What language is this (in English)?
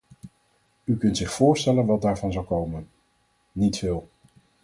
Dutch